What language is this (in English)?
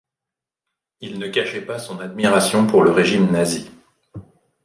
French